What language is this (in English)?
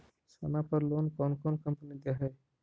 Magahi